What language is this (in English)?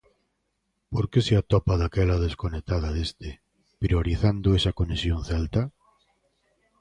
Galician